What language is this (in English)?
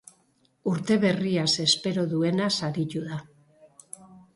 Basque